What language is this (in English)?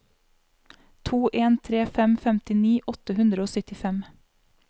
Norwegian